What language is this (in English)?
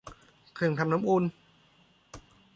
Thai